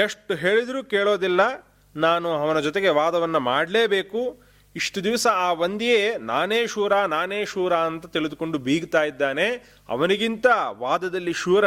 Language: Kannada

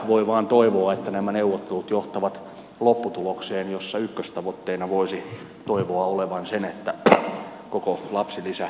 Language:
Finnish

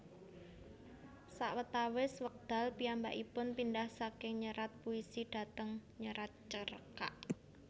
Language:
Javanese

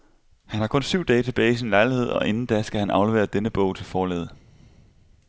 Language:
Danish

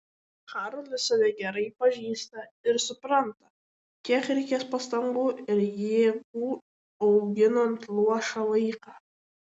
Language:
Lithuanian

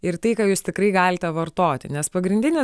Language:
Lithuanian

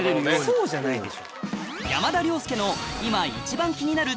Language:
Japanese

